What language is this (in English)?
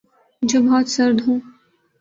Urdu